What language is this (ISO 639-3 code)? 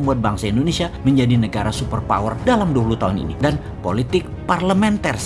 ind